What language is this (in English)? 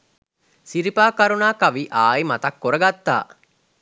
Sinhala